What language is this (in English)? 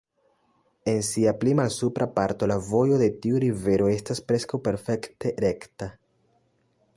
Esperanto